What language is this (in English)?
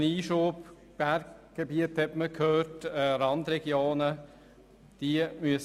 Swiss German